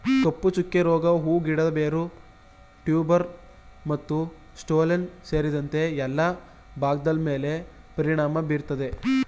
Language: Kannada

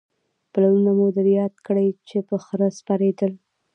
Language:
Pashto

